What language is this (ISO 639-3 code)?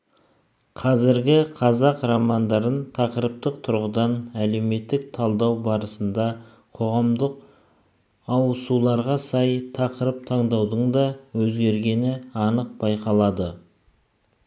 kaz